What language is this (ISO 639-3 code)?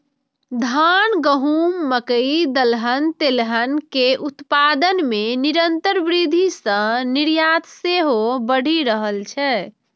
mai